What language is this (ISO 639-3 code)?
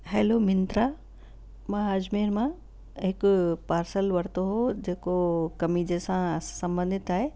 snd